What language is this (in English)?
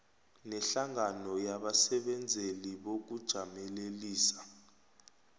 South Ndebele